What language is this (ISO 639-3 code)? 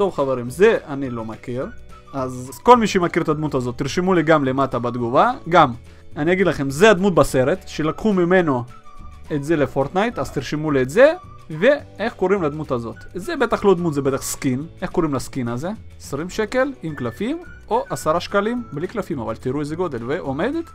heb